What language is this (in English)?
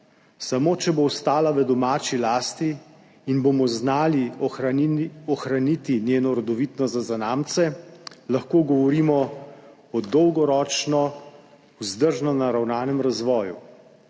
Slovenian